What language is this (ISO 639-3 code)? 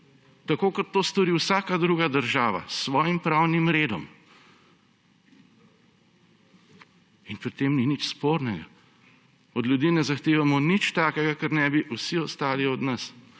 slv